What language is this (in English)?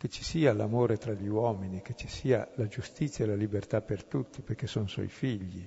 Italian